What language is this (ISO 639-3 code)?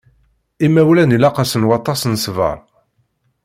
kab